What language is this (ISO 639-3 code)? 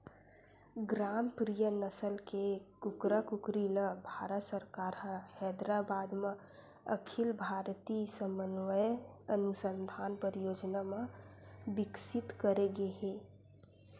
hne